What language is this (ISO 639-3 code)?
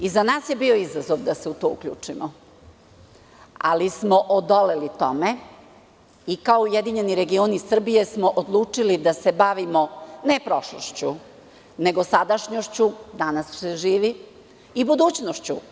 srp